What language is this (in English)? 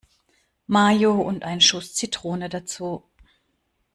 German